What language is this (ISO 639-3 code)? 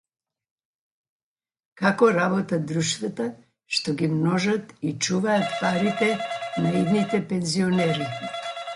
mkd